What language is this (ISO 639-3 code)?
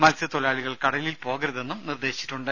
mal